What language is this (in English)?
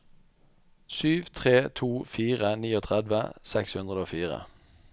Norwegian